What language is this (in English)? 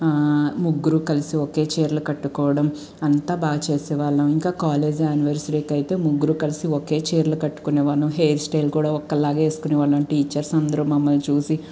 Telugu